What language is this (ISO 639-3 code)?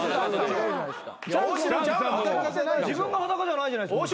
jpn